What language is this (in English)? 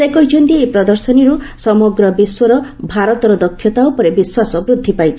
Odia